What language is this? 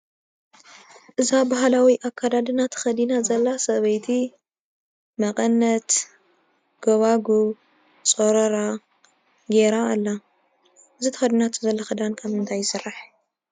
Tigrinya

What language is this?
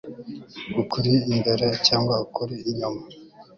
Kinyarwanda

